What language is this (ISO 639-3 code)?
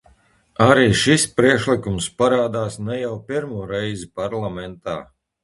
lav